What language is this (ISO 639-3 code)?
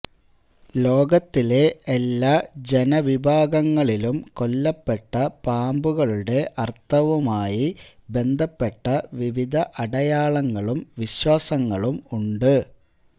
mal